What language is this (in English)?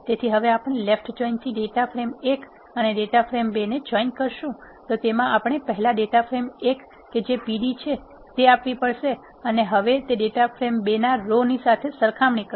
Gujarati